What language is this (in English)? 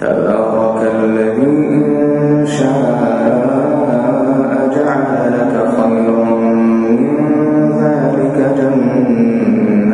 Arabic